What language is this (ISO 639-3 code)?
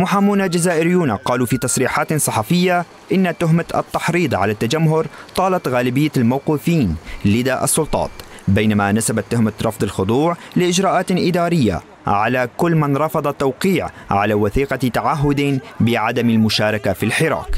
ara